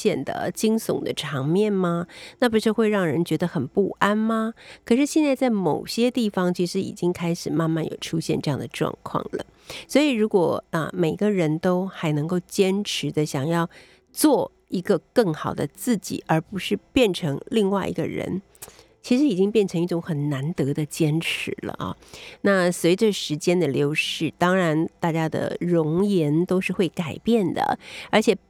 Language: Chinese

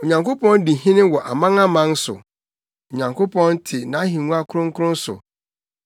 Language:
Akan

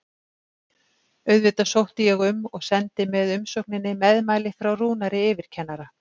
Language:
Icelandic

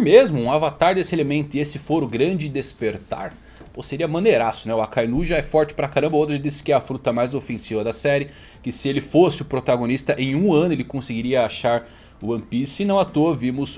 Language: Portuguese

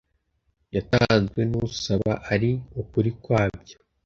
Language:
Kinyarwanda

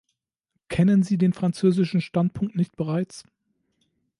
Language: German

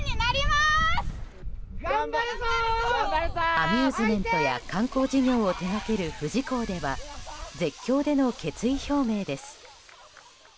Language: Japanese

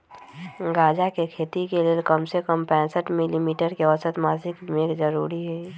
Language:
Magahi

